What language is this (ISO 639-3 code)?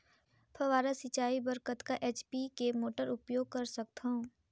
hne